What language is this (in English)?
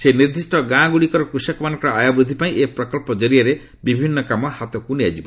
Odia